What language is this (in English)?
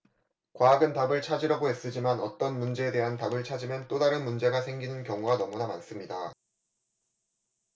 Korean